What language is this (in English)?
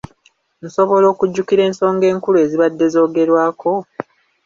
Ganda